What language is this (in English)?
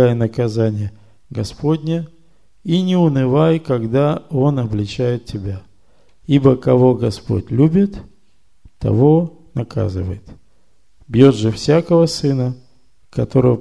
Russian